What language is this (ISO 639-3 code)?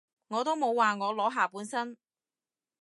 yue